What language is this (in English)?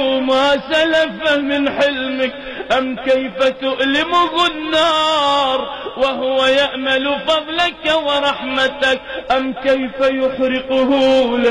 Arabic